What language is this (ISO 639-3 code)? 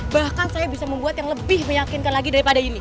ind